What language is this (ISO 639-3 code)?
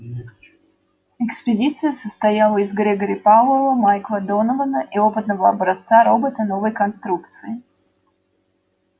rus